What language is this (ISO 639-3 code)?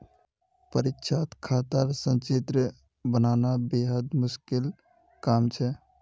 mag